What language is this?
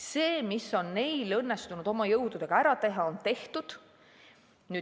Estonian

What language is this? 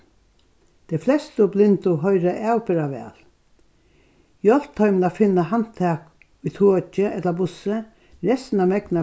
Faroese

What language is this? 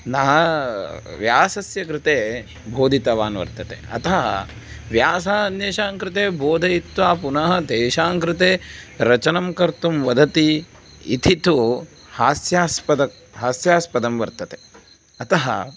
Sanskrit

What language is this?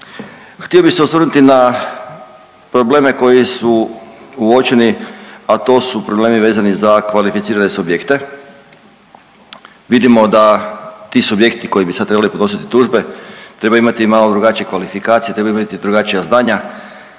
Croatian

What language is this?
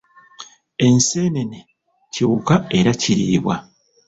Ganda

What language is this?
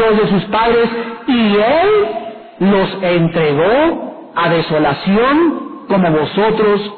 Spanish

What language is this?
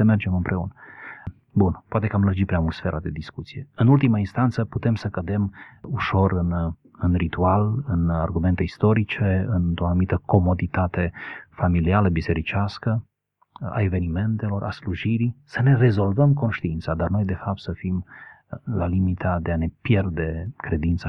Romanian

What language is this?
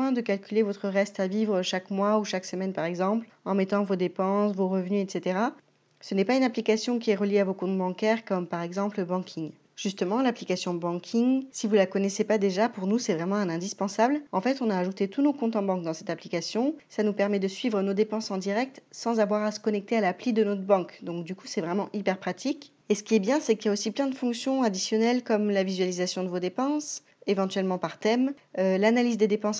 French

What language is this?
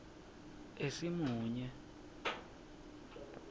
Swati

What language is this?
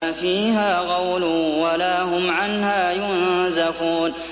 Arabic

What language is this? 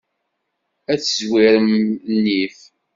Kabyle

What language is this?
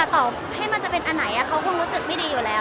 Thai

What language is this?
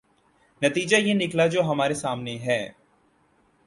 Urdu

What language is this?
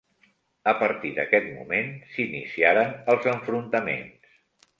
Catalan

